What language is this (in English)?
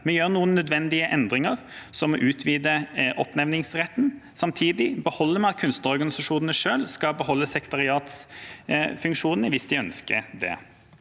Norwegian